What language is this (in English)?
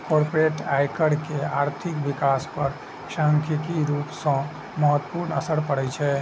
Maithili